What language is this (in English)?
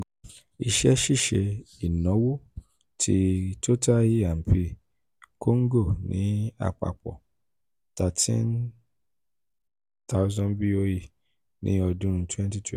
Yoruba